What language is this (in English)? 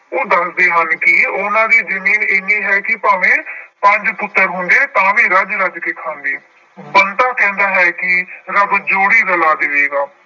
Punjabi